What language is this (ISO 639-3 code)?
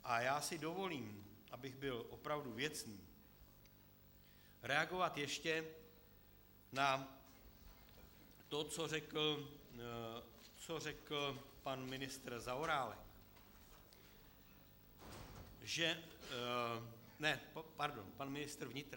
ces